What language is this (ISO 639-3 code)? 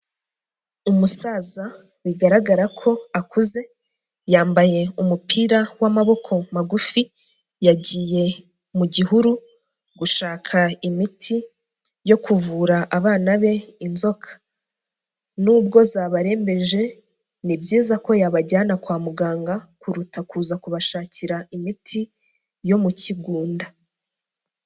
kin